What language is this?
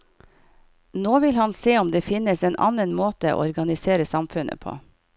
Norwegian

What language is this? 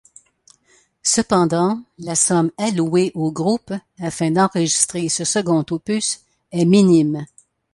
French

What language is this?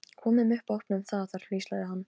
Icelandic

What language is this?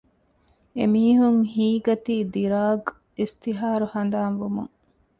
Divehi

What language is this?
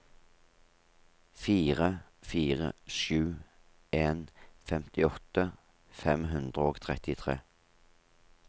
Norwegian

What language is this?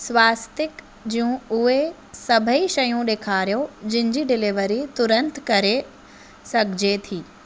Sindhi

